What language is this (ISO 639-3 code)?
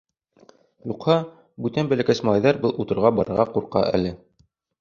bak